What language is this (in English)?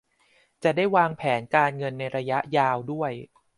Thai